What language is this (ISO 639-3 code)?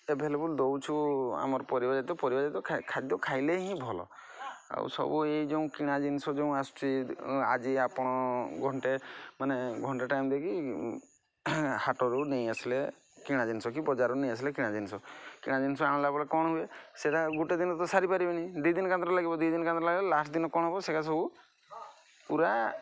ori